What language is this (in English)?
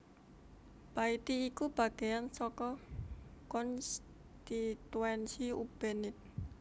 Javanese